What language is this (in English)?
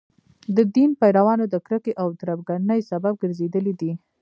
Pashto